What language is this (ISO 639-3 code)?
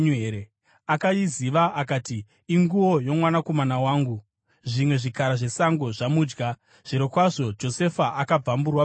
sna